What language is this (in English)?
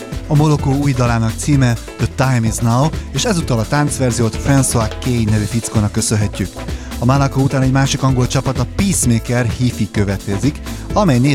Hungarian